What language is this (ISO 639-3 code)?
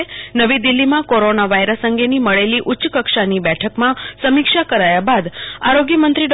guj